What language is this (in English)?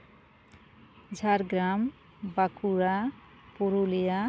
Santali